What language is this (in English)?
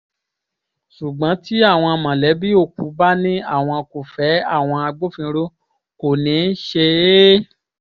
Yoruba